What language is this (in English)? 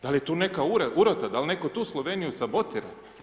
Croatian